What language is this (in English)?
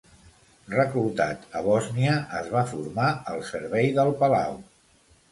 Catalan